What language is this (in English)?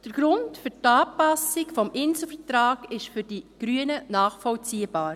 Swiss German